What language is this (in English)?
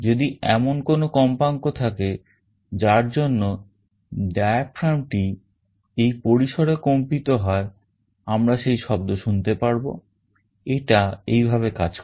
Bangla